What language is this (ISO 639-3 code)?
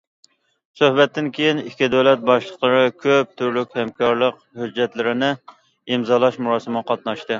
uig